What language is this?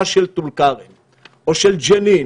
Hebrew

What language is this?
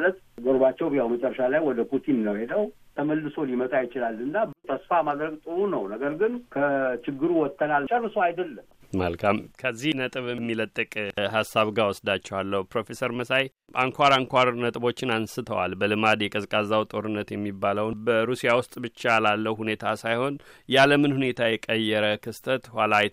Amharic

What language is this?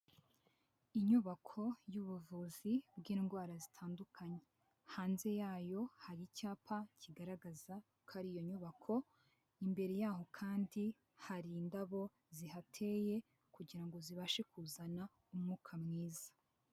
Kinyarwanda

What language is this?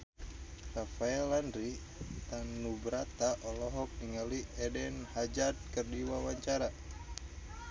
Sundanese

